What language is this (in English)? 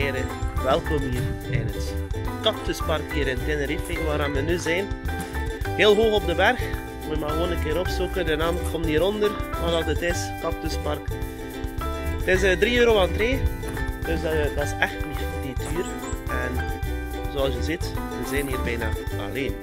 Dutch